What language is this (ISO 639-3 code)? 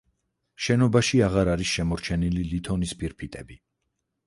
kat